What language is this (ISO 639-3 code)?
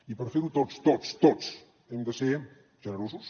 cat